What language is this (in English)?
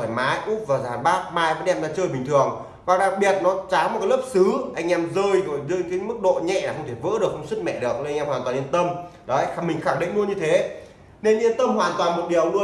Vietnamese